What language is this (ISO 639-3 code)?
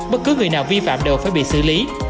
vie